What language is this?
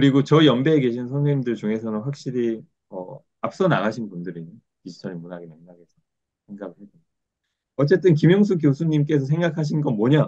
Korean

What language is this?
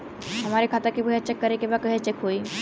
Bhojpuri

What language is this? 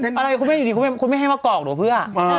Thai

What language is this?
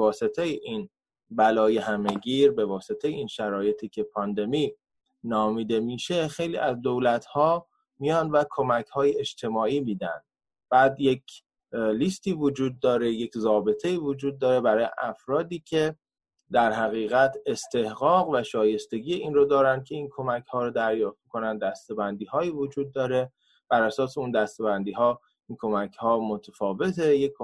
Persian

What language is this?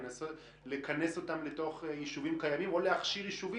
Hebrew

